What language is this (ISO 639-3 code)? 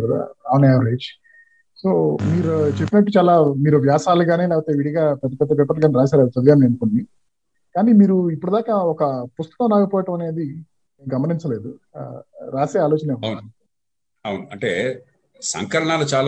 tel